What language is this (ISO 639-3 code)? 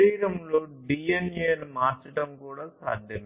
tel